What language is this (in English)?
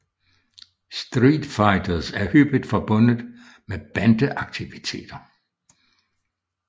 Danish